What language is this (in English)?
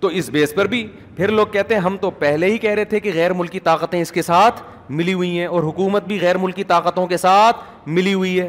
Urdu